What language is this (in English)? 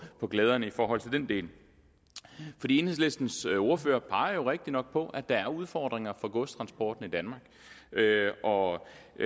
Danish